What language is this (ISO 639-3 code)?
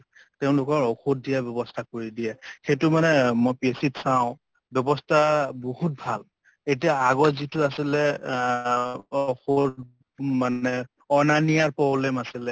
asm